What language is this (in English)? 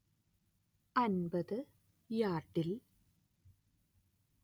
Malayalam